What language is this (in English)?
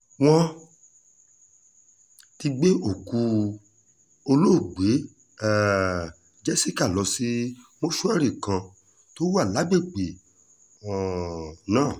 Yoruba